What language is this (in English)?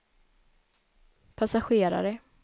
Swedish